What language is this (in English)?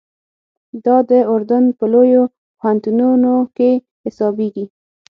Pashto